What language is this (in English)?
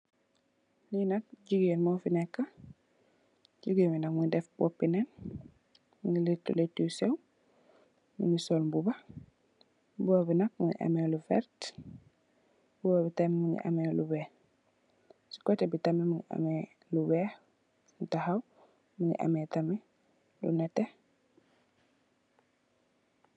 Wolof